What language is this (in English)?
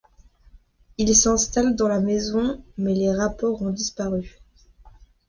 French